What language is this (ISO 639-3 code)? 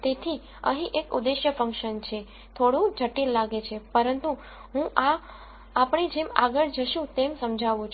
guj